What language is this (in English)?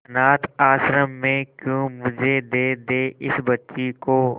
Hindi